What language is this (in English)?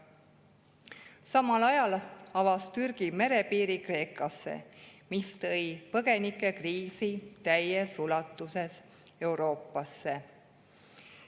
Estonian